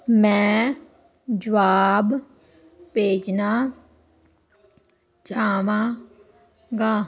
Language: Punjabi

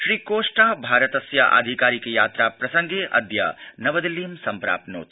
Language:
Sanskrit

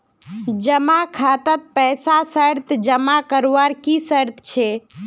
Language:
Magahi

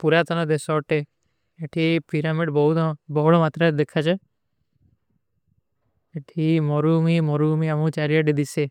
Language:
Kui (India)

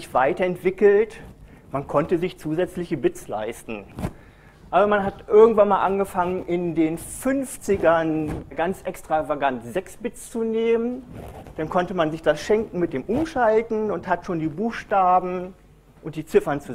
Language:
German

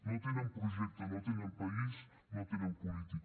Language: Catalan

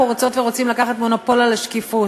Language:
Hebrew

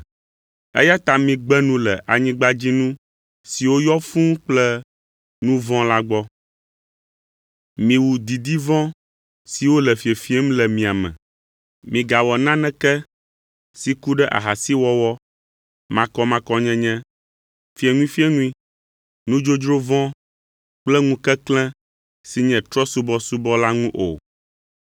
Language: Ewe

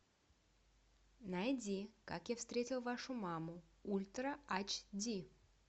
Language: Russian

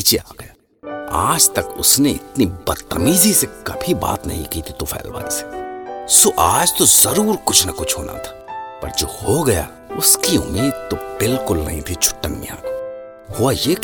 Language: Hindi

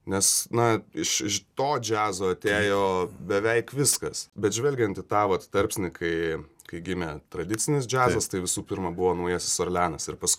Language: Lithuanian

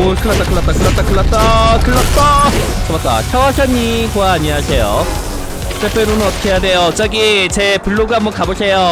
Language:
Korean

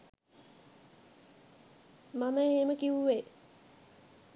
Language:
Sinhala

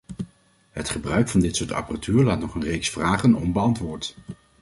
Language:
Dutch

